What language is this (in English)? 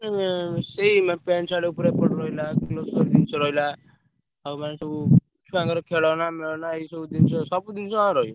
Odia